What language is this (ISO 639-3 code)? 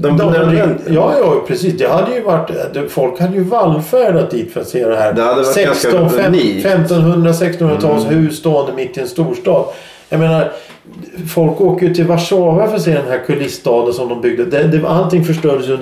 swe